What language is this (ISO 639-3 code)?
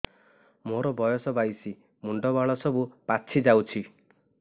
ori